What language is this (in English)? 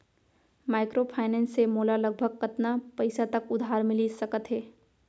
Chhattisgarhi